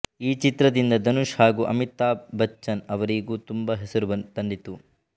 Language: Kannada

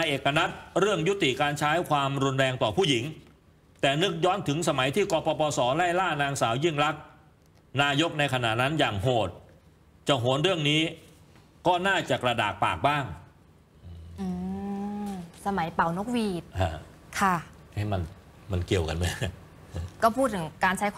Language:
Thai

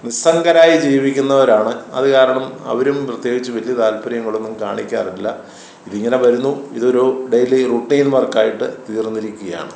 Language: Malayalam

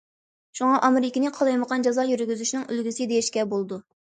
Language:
Uyghur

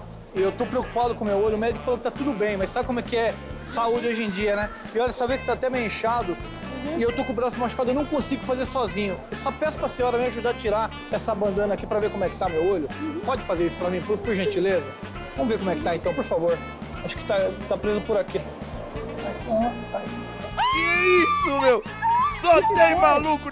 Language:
Portuguese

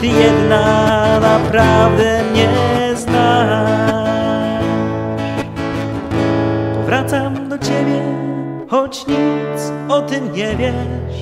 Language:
Polish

